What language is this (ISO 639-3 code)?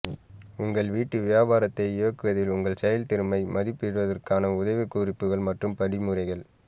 tam